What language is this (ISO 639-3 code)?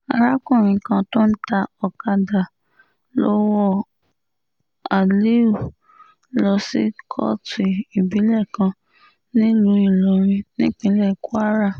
yor